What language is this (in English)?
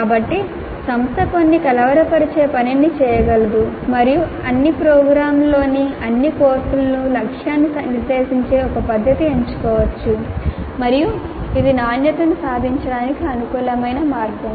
Telugu